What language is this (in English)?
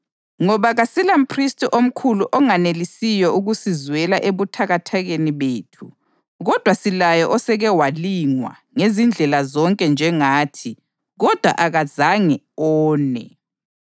North Ndebele